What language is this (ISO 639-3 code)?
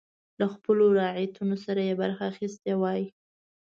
pus